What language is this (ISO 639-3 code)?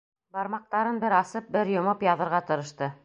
bak